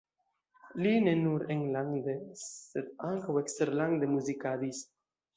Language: Esperanto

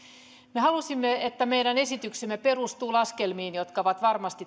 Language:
Finnish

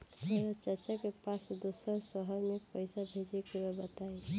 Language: Bhojpuri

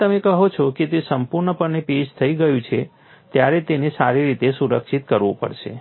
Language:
Gujarati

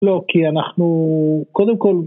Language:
Hebrew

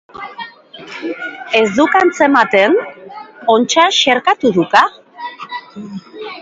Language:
Basque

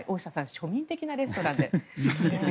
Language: Japanese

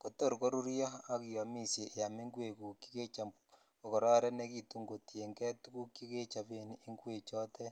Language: Kalenjin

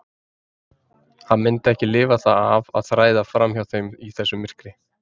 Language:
Icelandic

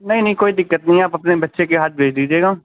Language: Urdu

